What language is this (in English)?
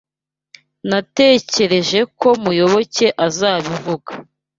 Kinyarwanda